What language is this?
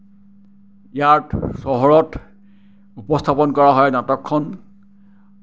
Assamese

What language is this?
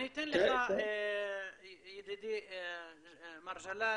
Hebrew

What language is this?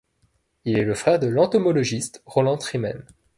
French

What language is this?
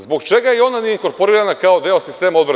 Serbian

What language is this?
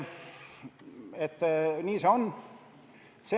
Estonian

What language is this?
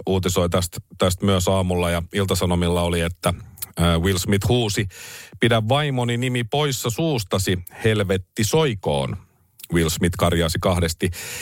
Finnish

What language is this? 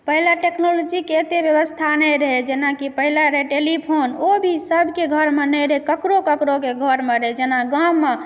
Maithili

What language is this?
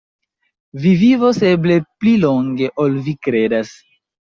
Esperanto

